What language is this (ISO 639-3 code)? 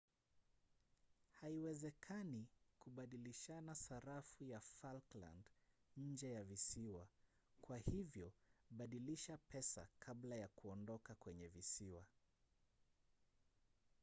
swa